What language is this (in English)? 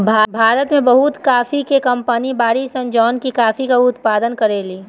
Bhojpuri